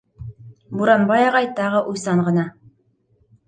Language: Bashkir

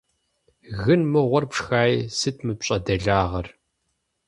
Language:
Kabardian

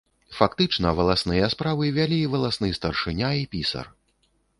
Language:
Belarusian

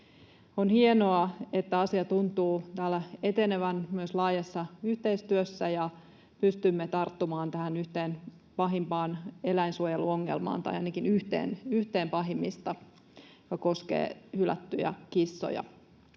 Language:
Finnish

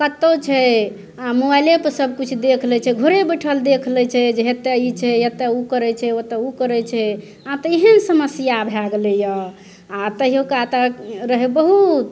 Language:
Maithili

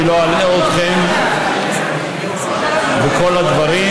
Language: Hebrew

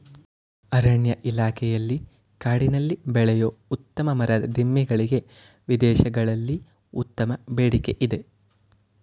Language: Kannada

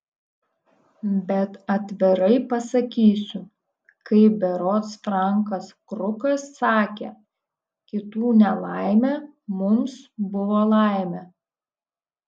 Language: Lithuanian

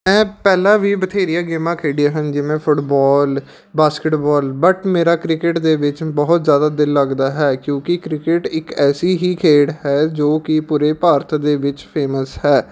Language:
Punjabi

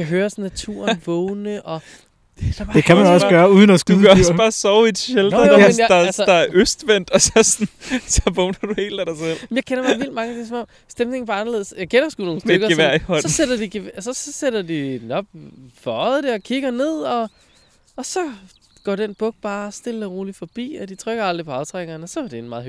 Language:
Danish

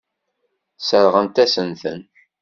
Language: Kabyle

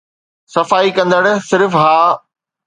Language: Sindhi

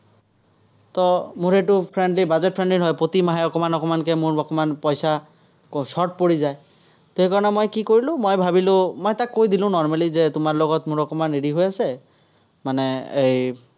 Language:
Assamese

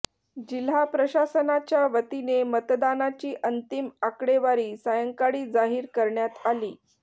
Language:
Marathi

